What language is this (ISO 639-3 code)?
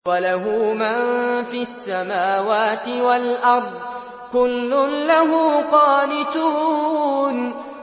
ara